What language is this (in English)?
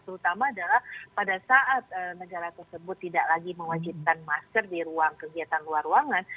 Indonesian